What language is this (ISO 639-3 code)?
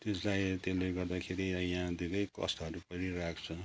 nep